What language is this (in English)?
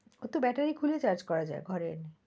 Bangla